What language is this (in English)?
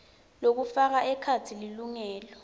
Swati